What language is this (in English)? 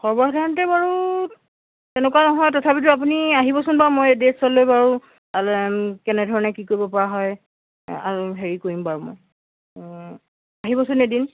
Assamese